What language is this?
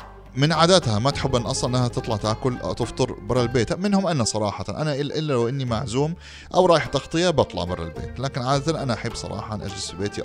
Arabic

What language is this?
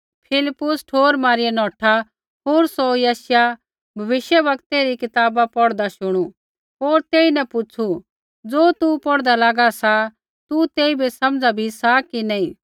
Kullu Pahari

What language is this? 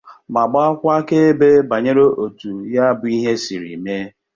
Igbo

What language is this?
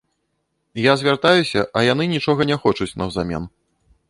Belarusian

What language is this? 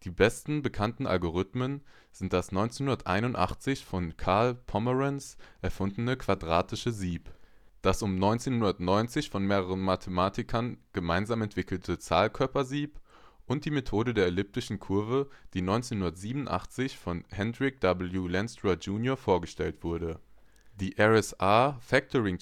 German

